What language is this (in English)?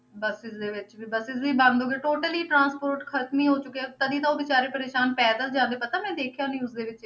Punjabi